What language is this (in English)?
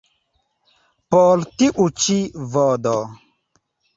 Esperanto